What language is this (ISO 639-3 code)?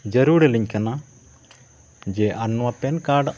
sat